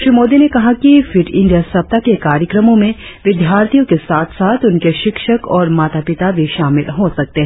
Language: Hindi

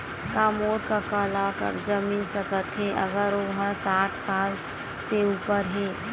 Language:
Chhattisgarhi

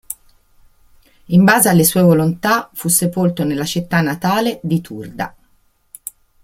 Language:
Italian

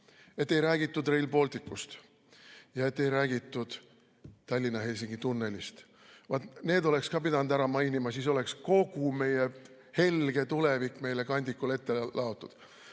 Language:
Estonian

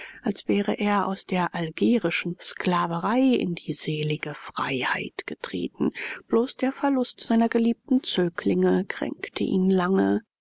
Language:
German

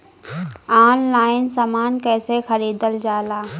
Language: Bhojpuri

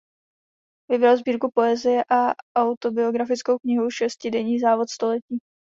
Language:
Czech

